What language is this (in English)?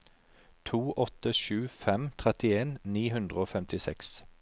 Norwegian